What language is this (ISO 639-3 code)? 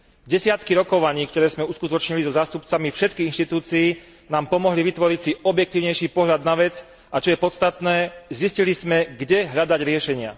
slk